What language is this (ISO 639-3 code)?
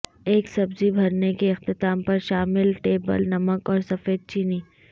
urd